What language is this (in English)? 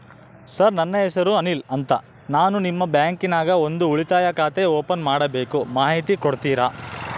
Kannada